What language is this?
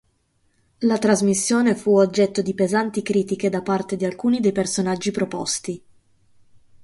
Italian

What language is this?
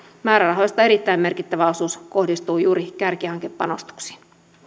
Finnish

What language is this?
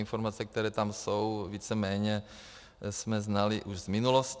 Czech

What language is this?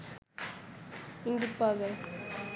Bangla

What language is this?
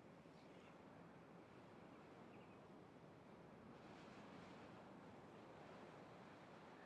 German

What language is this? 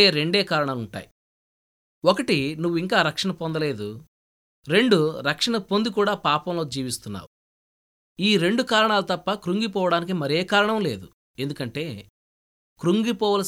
Telugu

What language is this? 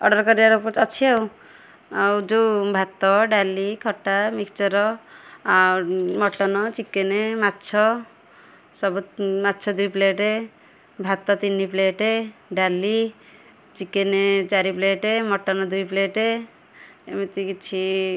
Odia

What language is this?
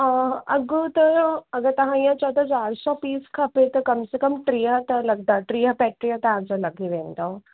Sindhi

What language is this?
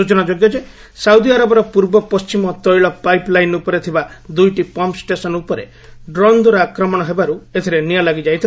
Odia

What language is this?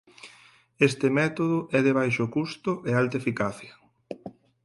Galician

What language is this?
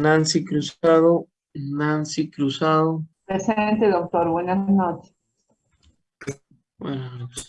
Spanish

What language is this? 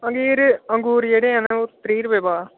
Dogri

